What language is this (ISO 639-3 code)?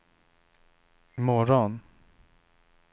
swe